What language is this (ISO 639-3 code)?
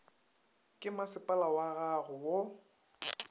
nso